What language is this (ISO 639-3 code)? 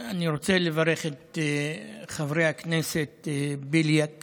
heb